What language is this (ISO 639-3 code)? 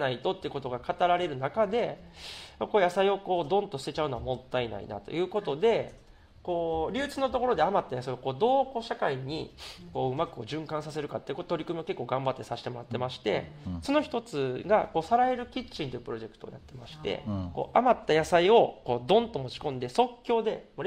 jpn